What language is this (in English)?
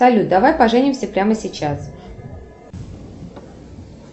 Russian